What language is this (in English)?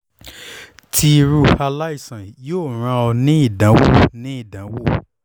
Yoruba